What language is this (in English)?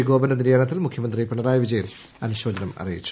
Malayalam